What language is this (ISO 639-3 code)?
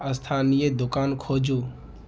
mai